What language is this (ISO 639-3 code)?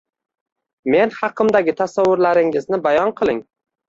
uzb